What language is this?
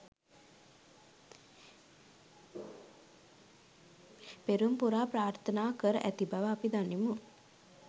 Sinhala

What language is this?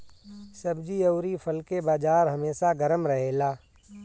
Bhojpuri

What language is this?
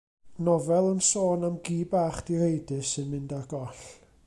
Welsh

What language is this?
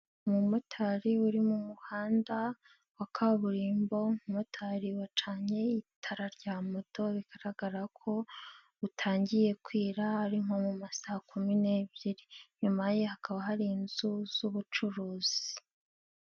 Kinyarwanda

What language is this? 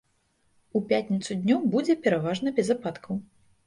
Belarusian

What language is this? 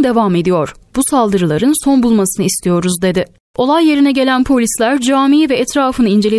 Turkish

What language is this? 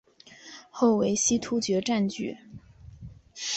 Chinese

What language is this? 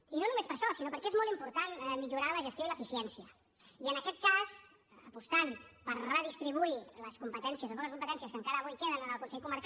Catalan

